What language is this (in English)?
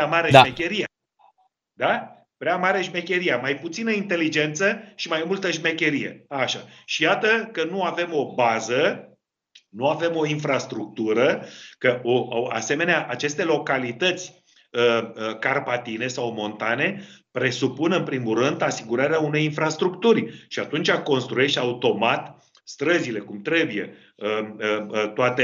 Romanian